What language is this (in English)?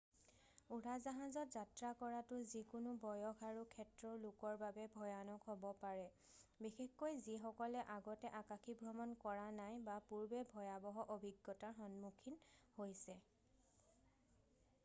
Assamese